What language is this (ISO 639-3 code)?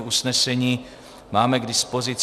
ces